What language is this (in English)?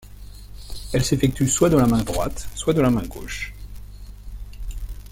French